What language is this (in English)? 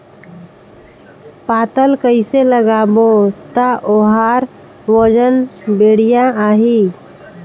Chhattisgarhi